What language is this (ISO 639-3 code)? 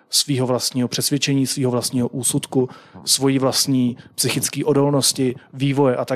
ces